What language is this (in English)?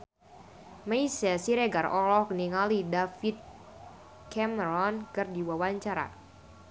Sundanese